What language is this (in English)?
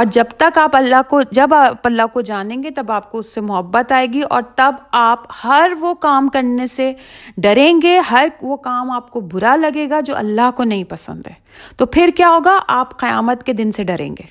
Urdu